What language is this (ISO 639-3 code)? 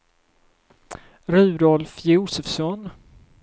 swe